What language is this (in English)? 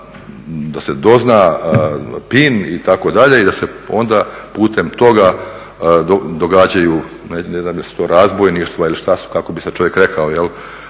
Croatian